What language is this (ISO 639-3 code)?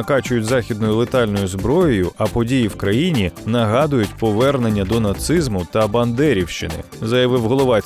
ukr